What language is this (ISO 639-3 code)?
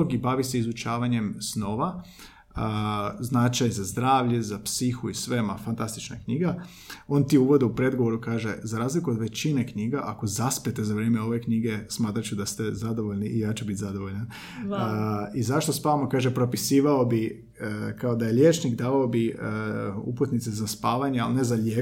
hrv